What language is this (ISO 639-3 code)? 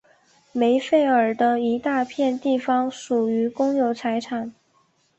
zho